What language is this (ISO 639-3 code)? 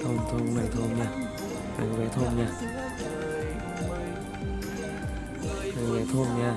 vie